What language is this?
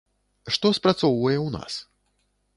Belarusian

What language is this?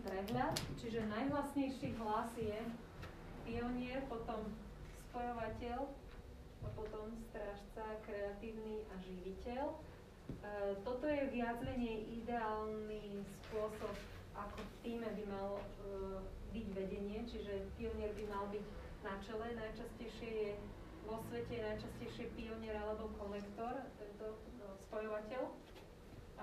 Slovak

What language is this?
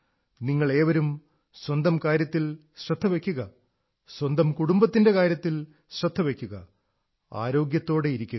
Malayalam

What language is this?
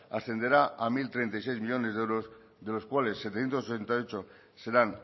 Spanish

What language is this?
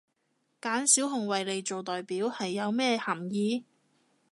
Cantonese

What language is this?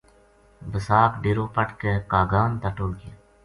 Gujari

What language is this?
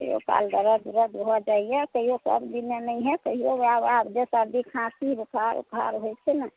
Maithili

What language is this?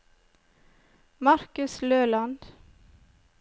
Norwegian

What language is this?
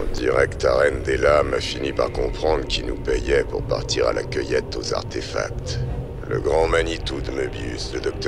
French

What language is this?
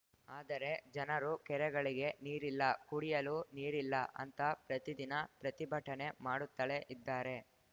Kannada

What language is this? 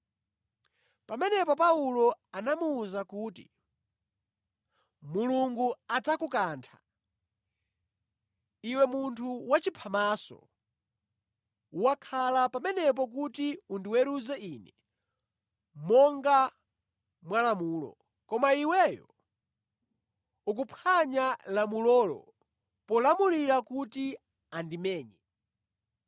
Nyanja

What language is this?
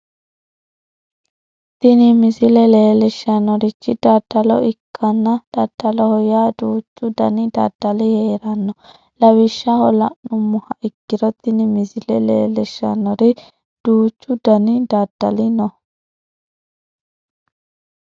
Sidamo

